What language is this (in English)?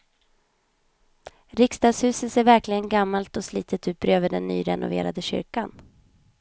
Swedish